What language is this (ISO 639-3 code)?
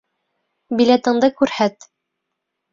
bak